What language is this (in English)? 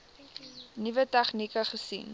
Afrikaans